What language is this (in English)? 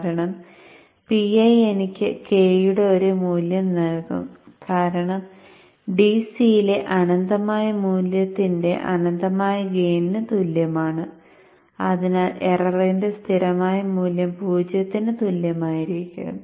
Malayalam